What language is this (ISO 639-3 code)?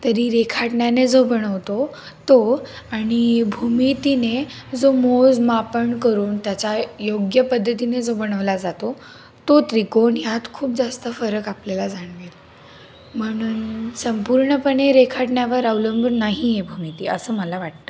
mar